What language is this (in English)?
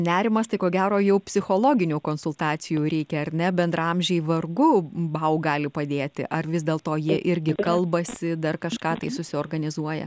Lithuanian